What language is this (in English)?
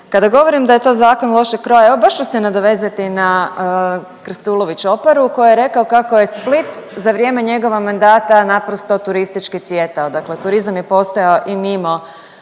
Croatian